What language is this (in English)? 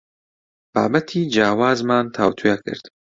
Central Kurdish